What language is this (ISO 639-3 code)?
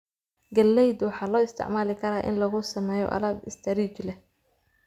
som